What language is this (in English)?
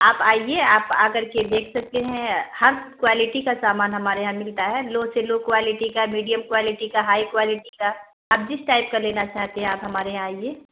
Urdu